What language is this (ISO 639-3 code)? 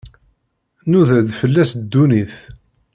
kab